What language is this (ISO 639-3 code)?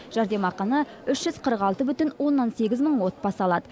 kaz